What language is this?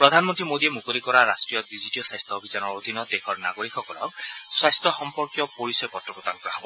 Assamese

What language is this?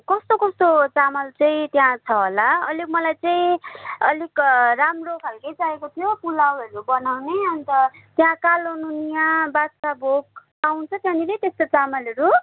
Nepali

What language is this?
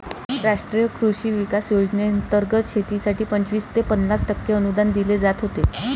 Marathi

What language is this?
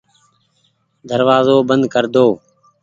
Goaria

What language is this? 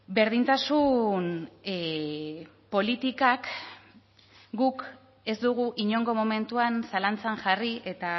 Basque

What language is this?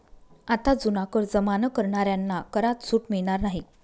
Marathi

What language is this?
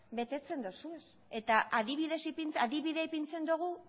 Basque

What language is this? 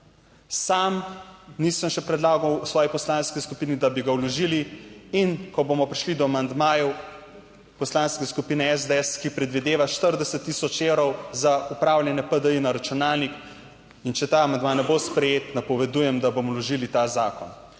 Slovenian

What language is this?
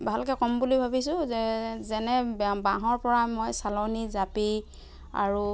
Assamese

